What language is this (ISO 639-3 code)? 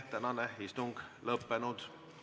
est